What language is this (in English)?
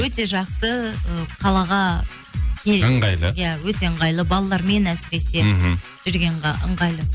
Kazakh